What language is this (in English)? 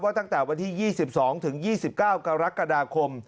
Thai